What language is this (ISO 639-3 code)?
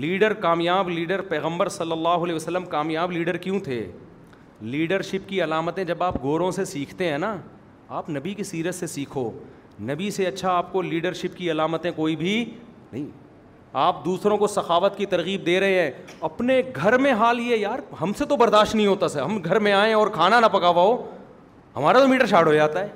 urd